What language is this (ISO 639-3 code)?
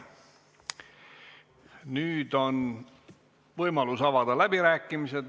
est